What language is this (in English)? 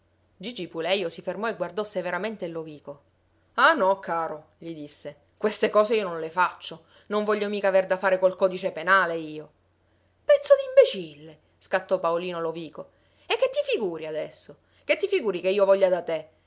Italian